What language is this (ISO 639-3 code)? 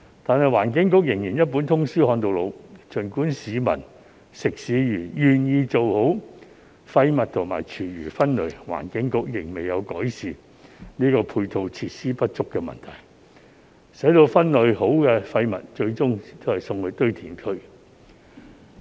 yue